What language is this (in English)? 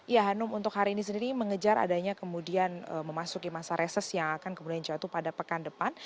Indonesian